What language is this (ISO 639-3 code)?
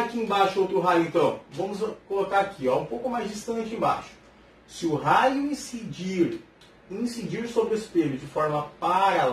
por